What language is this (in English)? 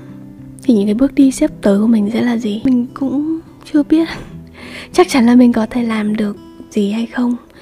Vietnamese